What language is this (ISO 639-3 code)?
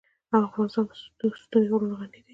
pus